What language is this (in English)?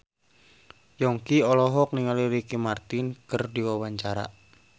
Sundanese